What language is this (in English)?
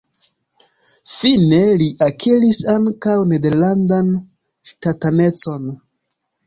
Esperanto